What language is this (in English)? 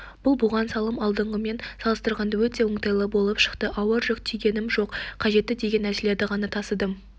Kazakh